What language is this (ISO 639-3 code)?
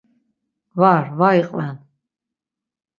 lzz